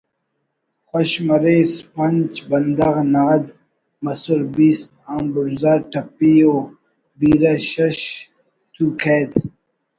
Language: Brahui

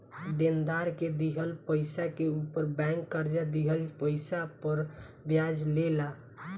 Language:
Bhojpuri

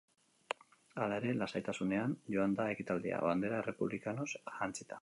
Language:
Basque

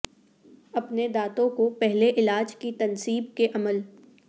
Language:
Urdu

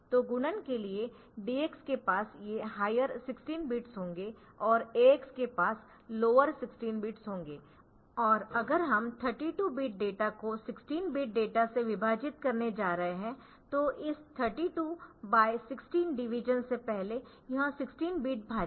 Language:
Hindi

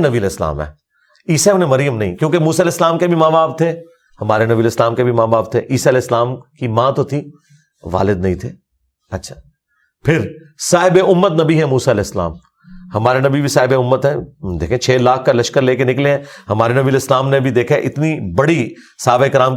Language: Urdu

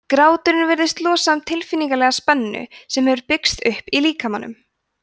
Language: Icelandic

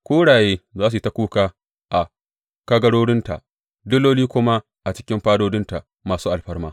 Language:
Hausa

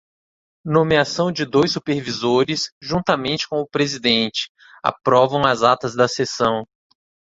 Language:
Portuguese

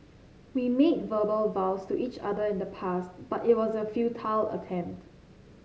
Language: English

